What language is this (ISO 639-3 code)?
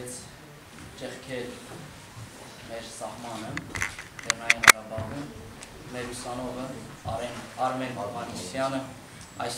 ron